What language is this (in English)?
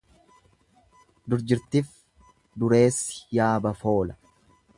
Oromo